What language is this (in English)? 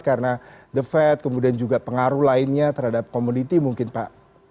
Indonesian